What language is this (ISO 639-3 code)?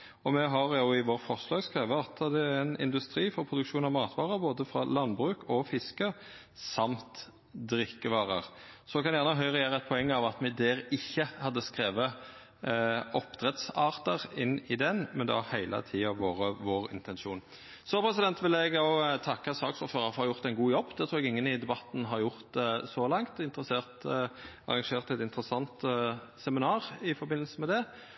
nno